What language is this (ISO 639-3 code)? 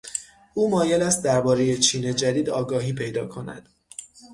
fas